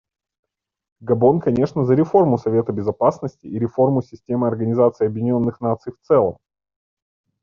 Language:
Russian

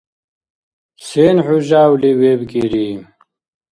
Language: Dargwa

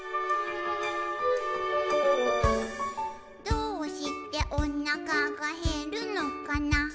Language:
Japanese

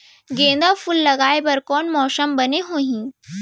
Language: Chhattisgarhi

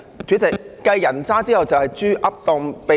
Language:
Cantonese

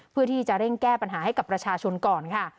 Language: Thai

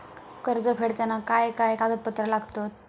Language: Marathi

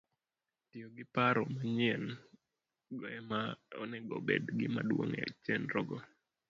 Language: Luo (Kenya and Tanzania)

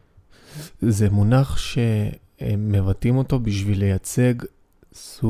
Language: Hebrew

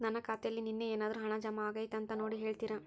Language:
Kannada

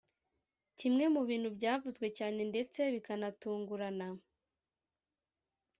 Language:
Kinyarwanda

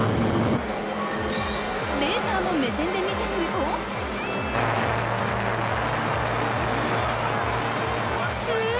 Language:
Japanese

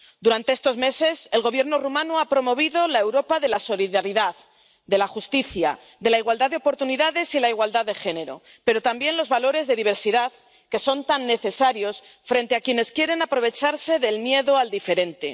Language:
Spanish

